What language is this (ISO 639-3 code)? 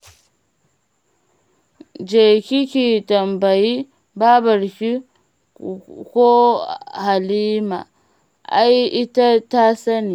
hau